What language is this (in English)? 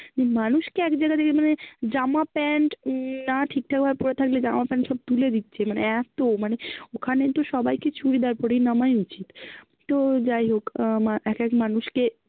Bangla